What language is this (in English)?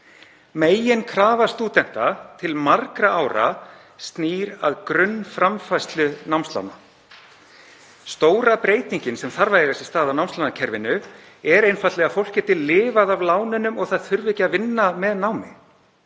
Icelandic